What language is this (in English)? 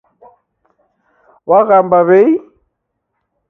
Taita